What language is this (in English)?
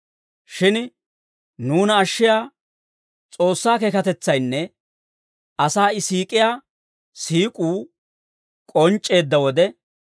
Dawro